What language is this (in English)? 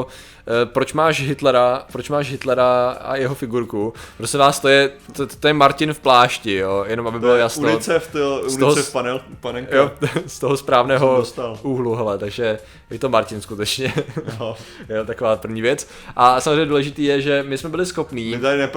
Czech